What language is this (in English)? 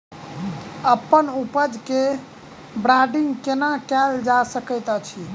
Maithili